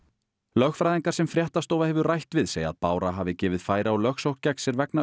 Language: Icelandic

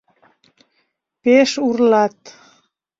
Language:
Mari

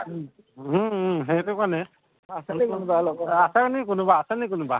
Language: Assamese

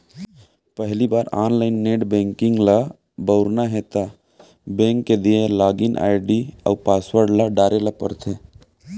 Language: Chhattisgarhi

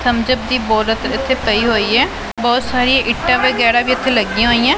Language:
Punjabi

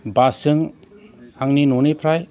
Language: Bodo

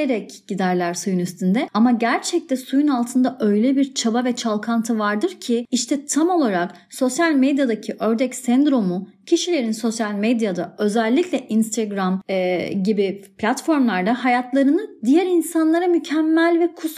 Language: Turkish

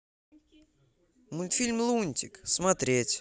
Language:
Russian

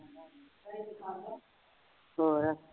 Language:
Punjabi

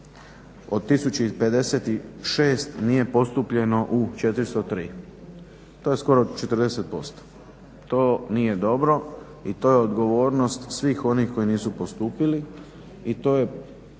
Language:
Croatian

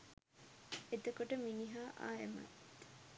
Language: Sinhala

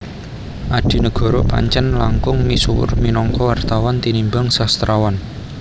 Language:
Javanese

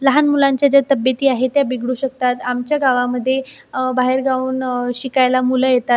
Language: Marathi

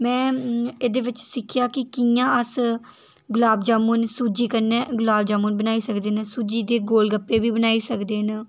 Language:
Dogri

